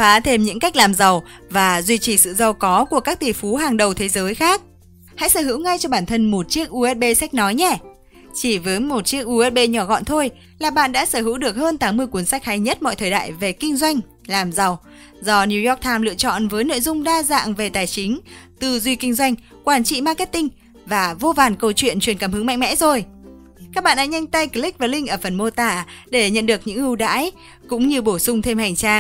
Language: Vietnamese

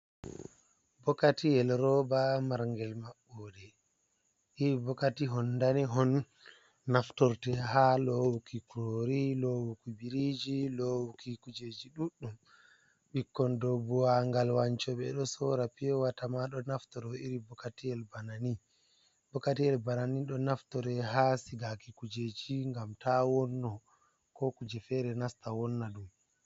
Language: Fula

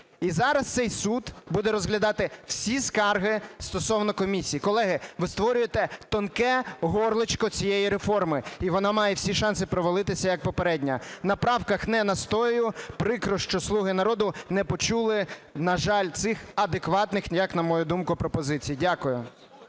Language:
Ukrainian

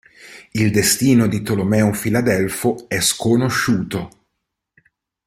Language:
Italian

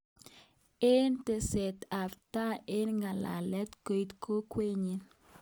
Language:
Kalenjin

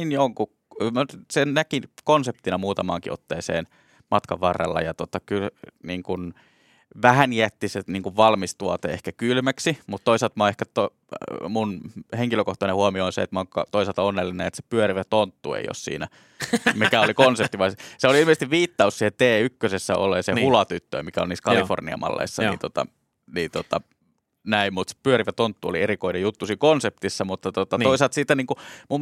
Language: Finnish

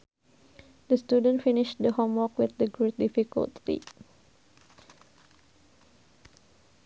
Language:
Sundanese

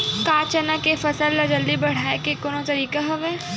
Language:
Chhattisgarhi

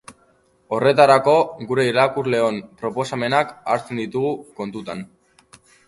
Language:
Basque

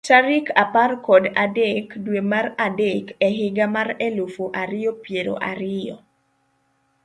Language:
Luo (Kenya and Tanzania)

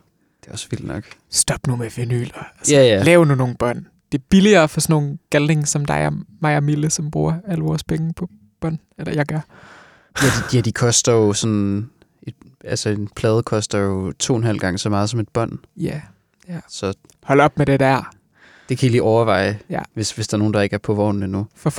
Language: Danish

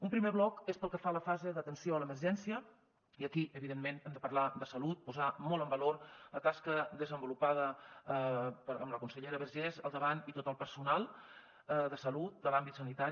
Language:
Catalan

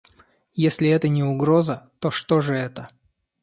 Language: Russian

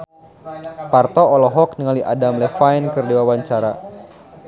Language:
Sundanese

